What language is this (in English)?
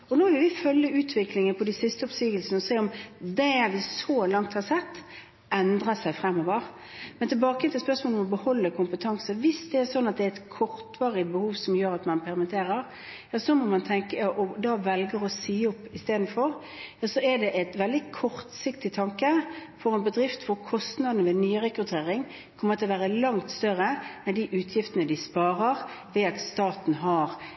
Norwegian Bokmål